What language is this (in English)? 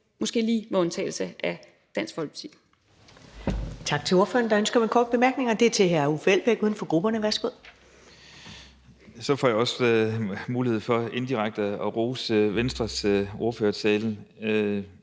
Danish